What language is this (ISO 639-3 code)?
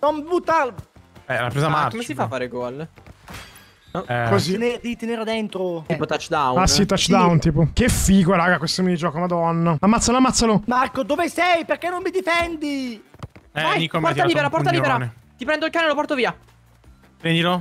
ita